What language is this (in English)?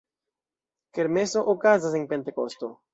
Esperanto